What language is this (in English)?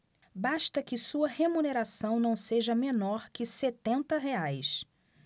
Portuguese